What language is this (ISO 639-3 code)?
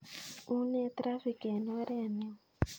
kln